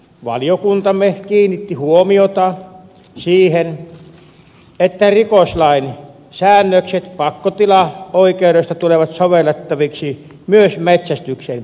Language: Finnish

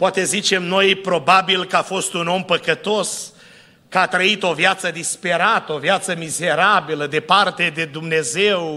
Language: Romanian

